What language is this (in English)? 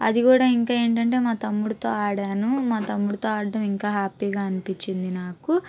Telugu